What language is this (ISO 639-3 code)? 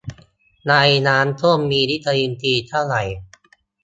tha